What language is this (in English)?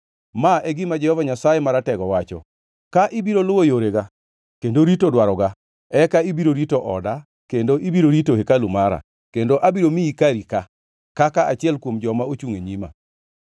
Luo (Kenya and Tanzania)